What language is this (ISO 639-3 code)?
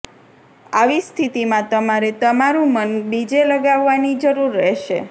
guj